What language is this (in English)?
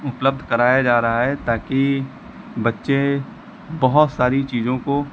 Hindi